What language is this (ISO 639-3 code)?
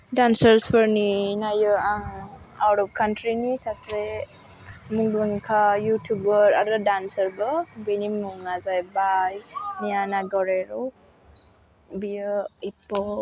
brx